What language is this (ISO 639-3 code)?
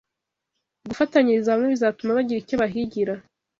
kin